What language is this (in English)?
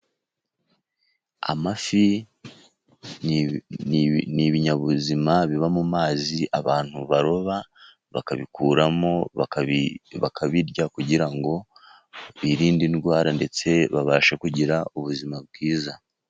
Kinyarwanda